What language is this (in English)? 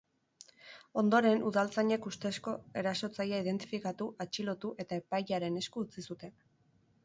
Basque